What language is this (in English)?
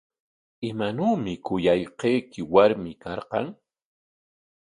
Corongo Ancash Quechua